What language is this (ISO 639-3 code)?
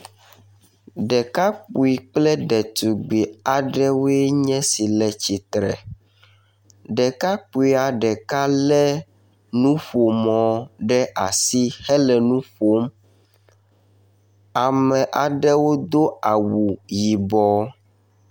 ewe